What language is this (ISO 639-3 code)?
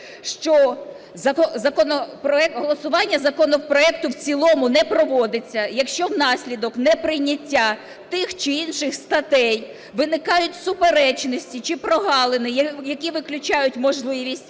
ukr